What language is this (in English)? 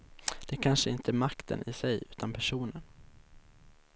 Swedish